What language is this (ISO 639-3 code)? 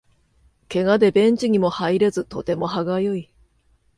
jpn